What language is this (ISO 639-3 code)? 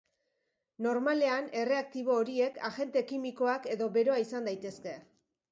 eus